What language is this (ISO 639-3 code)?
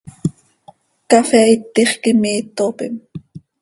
sei